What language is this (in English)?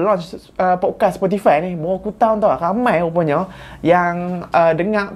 Malay